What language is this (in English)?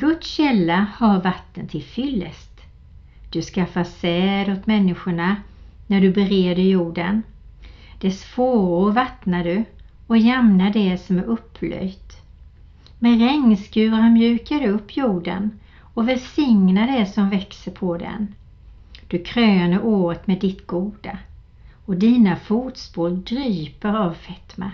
Swedish